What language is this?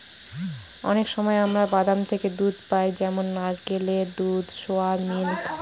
Bangla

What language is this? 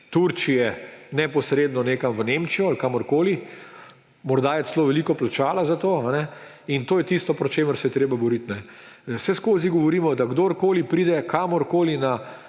Slovenian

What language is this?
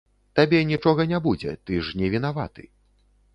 Belarusian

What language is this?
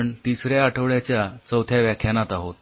Marathi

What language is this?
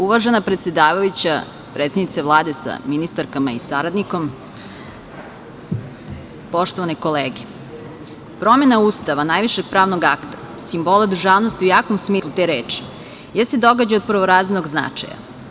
Serbian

